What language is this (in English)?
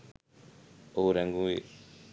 Sinhala